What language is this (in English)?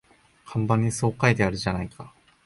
Japanese